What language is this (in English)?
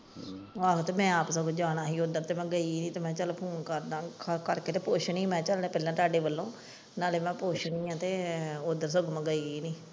Punjabi